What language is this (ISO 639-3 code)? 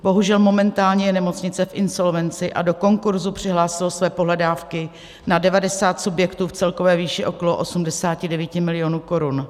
ces